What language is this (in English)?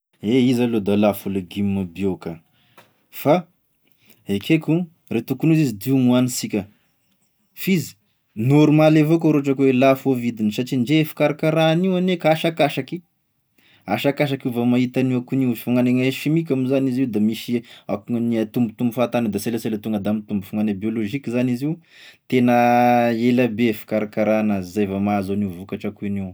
Tesaka Malagasy